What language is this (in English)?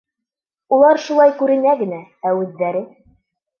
Bashkir